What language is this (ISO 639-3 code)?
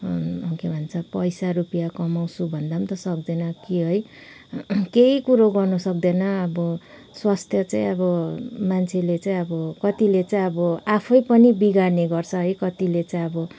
nep